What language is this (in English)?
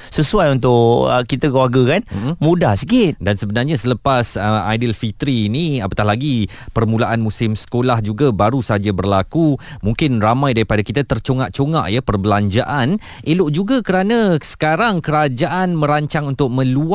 Malay